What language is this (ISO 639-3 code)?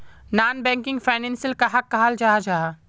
mag